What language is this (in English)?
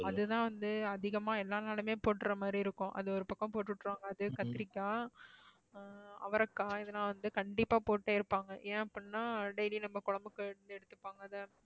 Tamil